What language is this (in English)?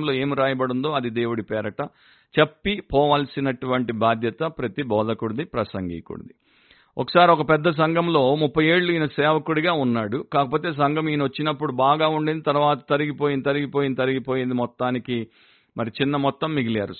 Telugu